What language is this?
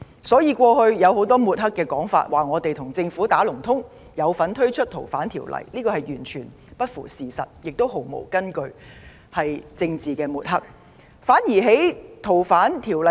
Cantonese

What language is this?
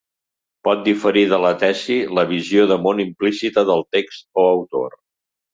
Catalan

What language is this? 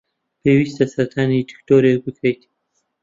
Central Kurdish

